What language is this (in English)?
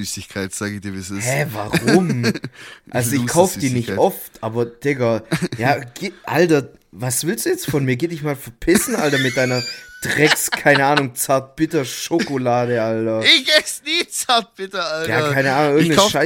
German